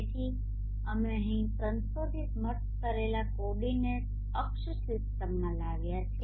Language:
Gujarati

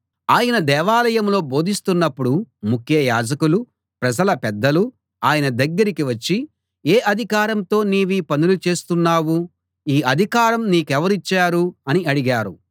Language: Telugu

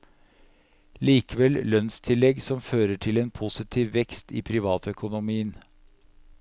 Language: Norwegian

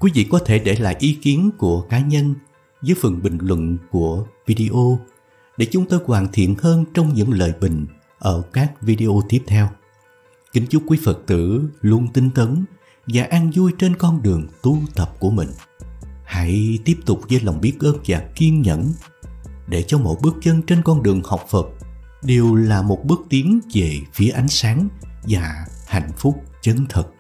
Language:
Vietnamese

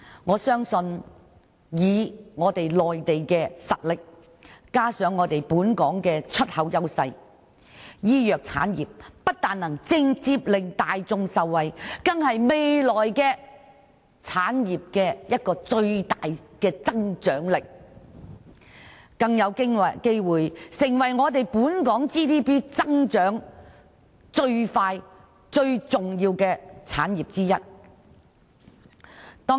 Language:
Cantonese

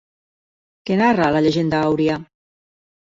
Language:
Catalan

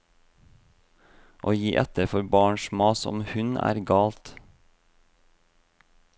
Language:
Norwegian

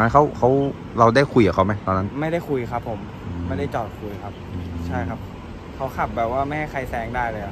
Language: Thai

